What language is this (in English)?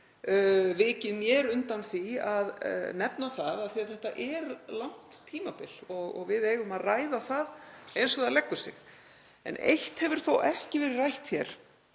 Icelandic